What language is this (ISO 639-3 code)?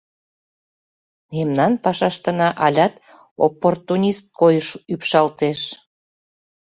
chm